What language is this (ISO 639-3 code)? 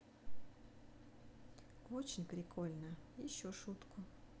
rus